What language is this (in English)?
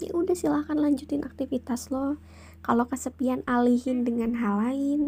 Indonesian